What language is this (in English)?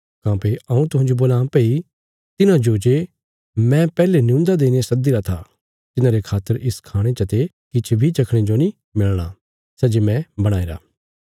Bilaspuri